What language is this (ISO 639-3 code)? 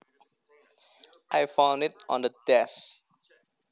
jav